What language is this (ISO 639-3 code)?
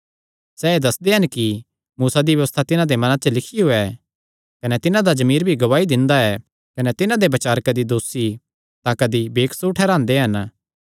xnr